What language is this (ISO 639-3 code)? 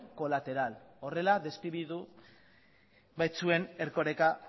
eus